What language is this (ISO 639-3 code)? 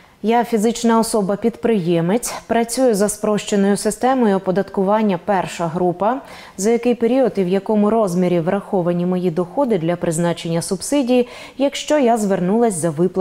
ukr